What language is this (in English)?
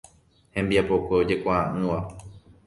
Guarani